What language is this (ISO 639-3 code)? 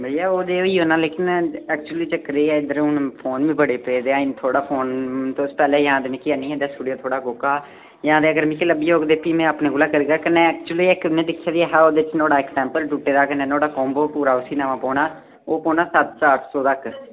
doi